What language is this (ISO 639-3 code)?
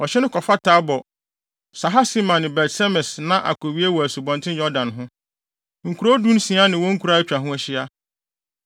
aka